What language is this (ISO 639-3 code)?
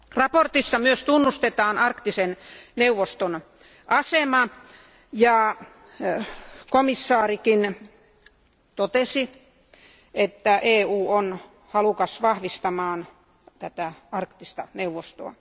fin